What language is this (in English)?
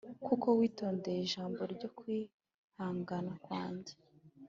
Kinyarwanda